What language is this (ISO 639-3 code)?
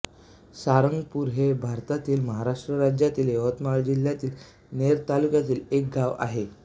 mar